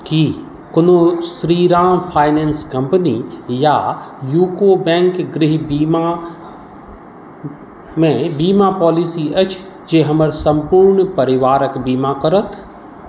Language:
Maithili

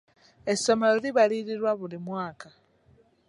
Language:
Ganda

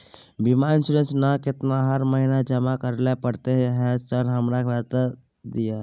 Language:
Maithili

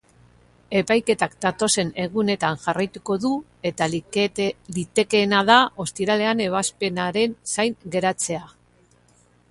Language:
Basque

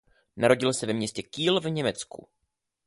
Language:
Czech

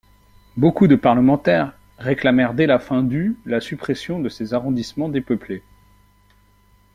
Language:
French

